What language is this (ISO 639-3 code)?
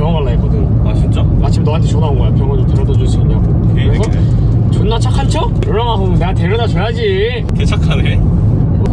kor